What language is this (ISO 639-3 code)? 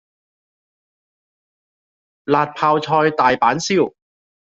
yue